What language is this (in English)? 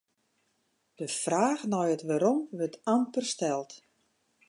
Western Frisian